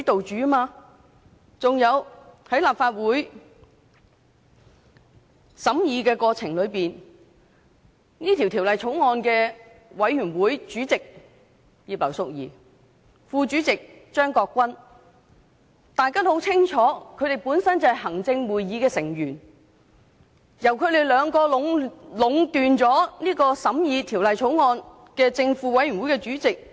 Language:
Cantonese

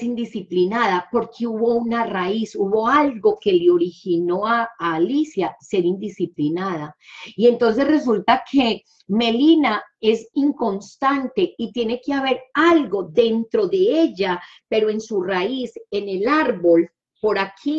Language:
Spanish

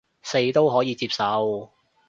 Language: Cantonese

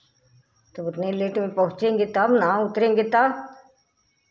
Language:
Hindi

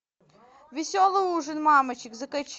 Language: Russian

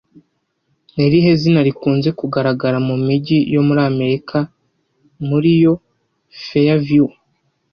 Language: Kinyarwanda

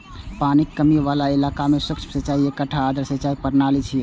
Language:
Maithili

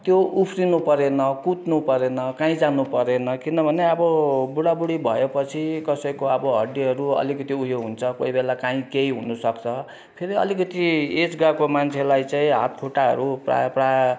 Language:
Nepali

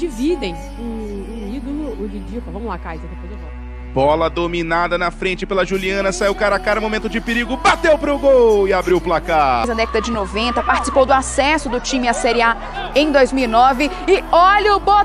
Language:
Portuguese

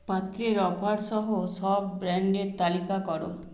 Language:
Bangla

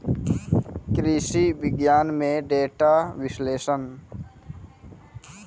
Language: Maithili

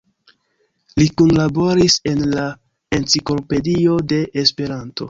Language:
Esperanto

